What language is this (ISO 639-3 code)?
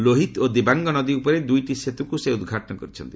ori